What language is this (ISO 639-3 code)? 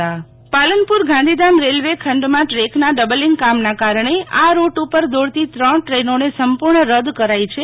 guj